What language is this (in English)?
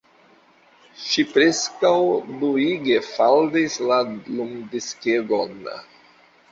Esperanto